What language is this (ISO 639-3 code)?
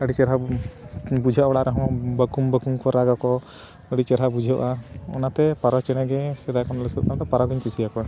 sat